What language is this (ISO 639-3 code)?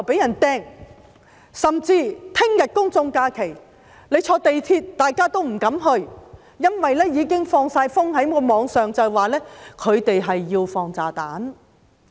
yue